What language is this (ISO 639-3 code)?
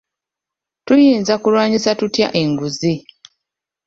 lug